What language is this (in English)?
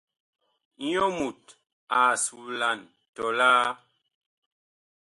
Bakoko